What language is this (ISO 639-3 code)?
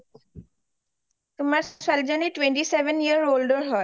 asm